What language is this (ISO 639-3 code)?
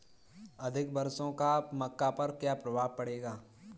hin